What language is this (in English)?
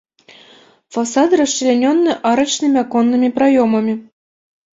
Belarusian